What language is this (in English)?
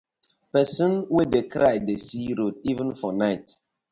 Nigerian Pidgin